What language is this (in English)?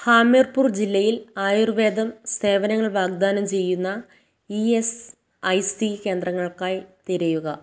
Malayalam